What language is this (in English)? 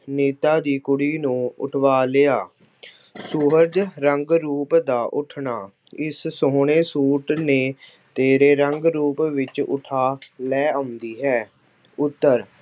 Punjabi